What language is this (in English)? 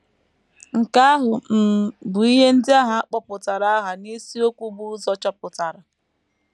Igbo